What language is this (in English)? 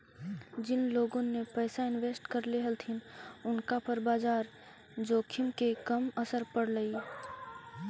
Magahi